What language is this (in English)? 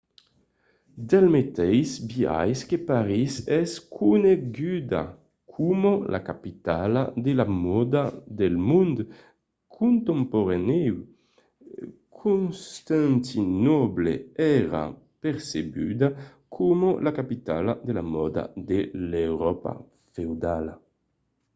Occitan